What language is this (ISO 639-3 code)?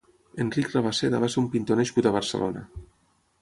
cat